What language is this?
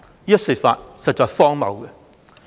Cantonese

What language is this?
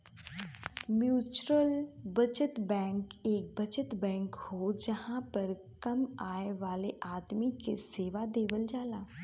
Bhojpuri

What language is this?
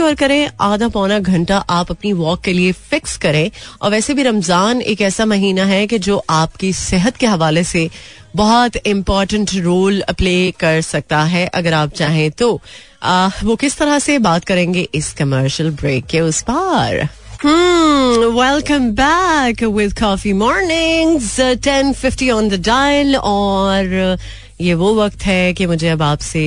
Hindi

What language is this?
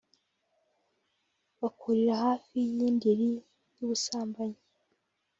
Kinyarwanda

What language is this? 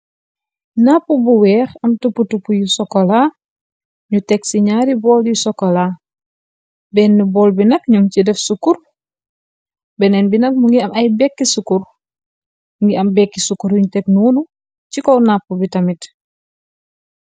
Wolof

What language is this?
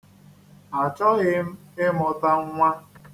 Igbo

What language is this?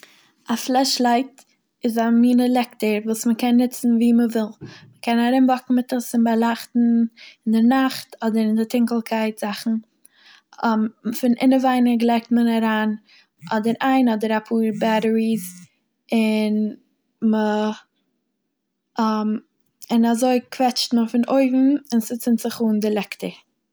Yiddish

